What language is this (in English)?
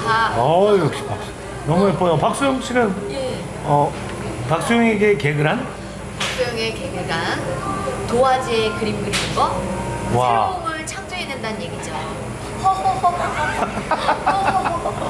Korean